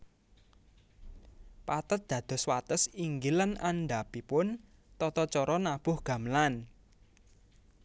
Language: Javanese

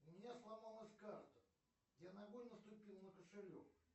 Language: Russian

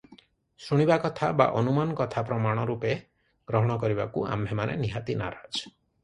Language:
Odia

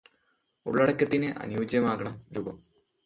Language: Malayalam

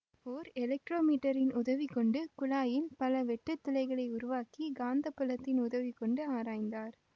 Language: Tamil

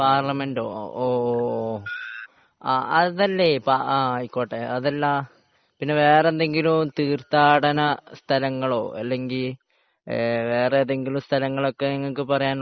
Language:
Malayalam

